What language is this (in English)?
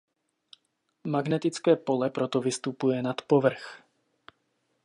Czech